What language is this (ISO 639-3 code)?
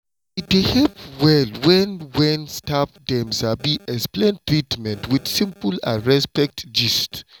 pcm